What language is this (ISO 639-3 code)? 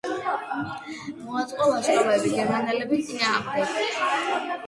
kat